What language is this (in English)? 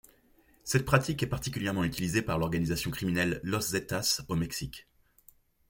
French